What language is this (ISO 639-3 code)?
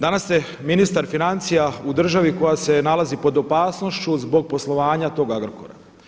hrv